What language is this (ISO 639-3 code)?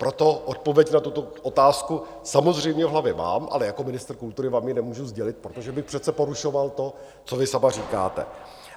ces